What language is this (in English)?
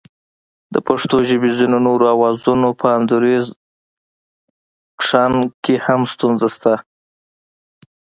Pashto